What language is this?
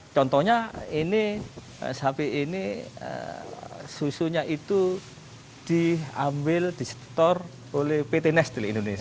Indonesian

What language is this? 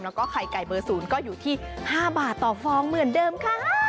Thai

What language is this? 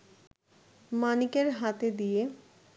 Bangla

